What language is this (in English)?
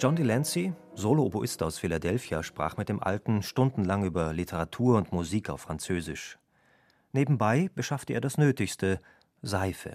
German